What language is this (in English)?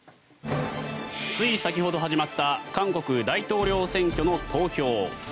Japanese